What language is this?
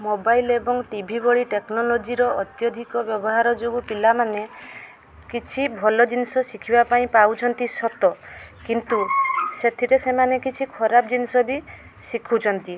Odia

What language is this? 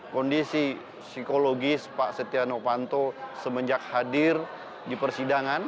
Indonesian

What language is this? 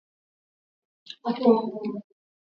Swahili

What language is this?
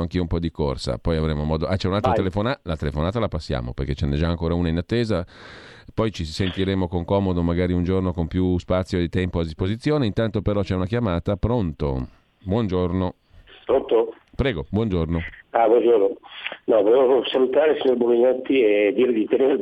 Italian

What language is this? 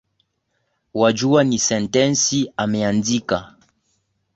Swahili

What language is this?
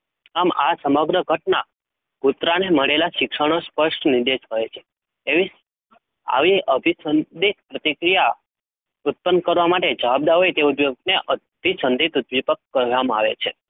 Gujarati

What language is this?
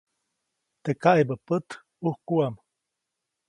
Copainalá Zoque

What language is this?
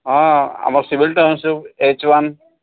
Odia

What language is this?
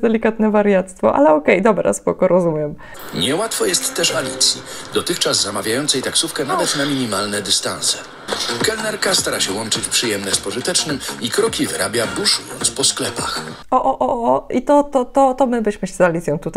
Polish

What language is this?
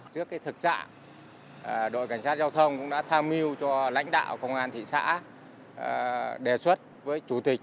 Vietnamese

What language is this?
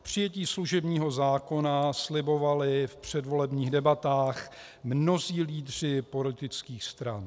Czech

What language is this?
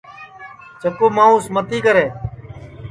Sansi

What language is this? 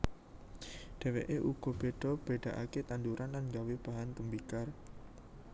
Javanese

